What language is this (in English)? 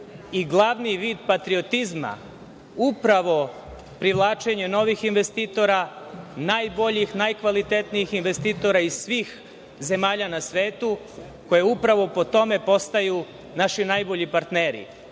Serbian